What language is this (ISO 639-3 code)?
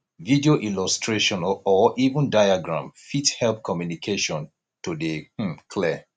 pcm